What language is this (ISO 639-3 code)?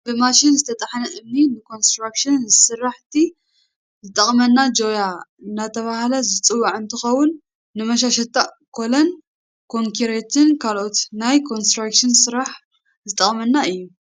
tir